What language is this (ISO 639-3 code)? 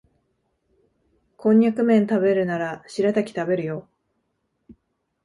jpn